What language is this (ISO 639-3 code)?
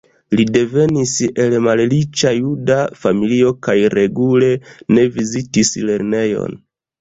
epo